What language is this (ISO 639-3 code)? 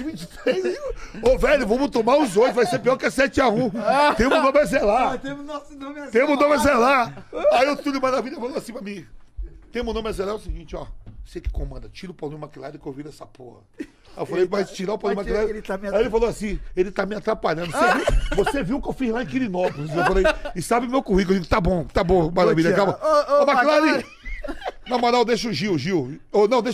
por